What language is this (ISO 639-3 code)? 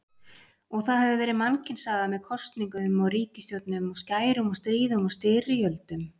isl